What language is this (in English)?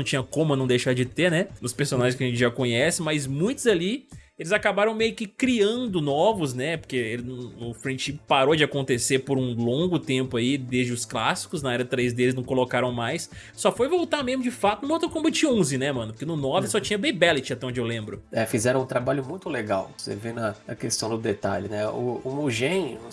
Portuguese